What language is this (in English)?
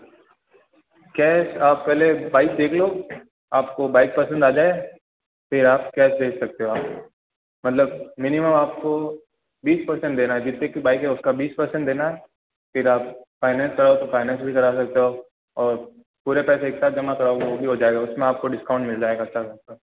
Hindi